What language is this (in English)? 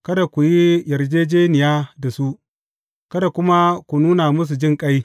Hausa